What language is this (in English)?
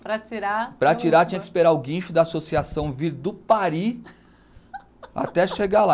Portuguese